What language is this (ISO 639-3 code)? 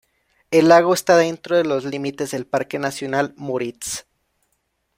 spa